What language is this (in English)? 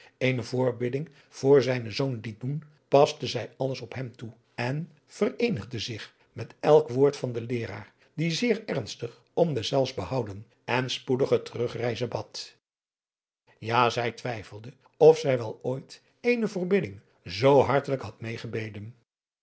Dutch